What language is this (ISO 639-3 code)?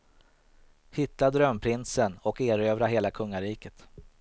swe